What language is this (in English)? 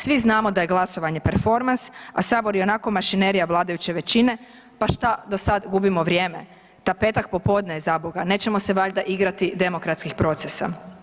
Croatian